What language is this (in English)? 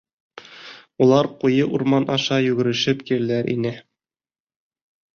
Bashkir